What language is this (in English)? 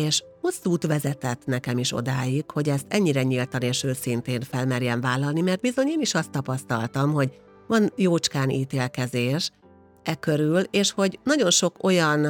Hungarian